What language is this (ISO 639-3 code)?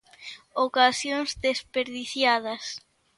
glg